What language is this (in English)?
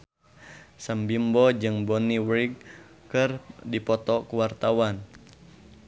Sundanese